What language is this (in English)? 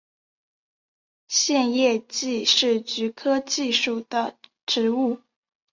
Chinese